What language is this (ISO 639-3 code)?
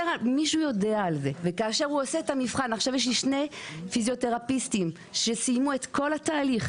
heb